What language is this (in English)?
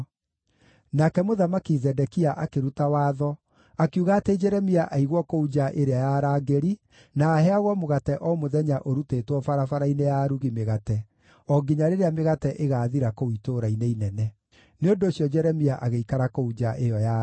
Kikuyu